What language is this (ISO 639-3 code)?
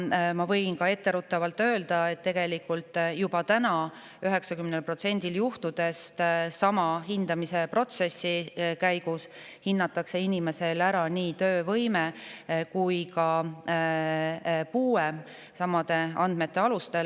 est